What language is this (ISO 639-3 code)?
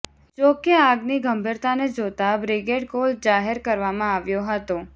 guj